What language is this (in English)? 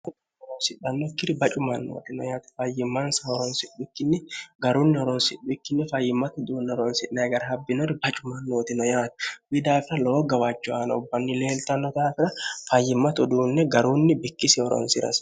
Sidamo